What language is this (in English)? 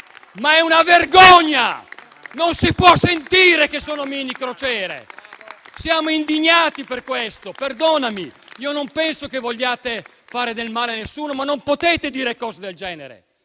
Italian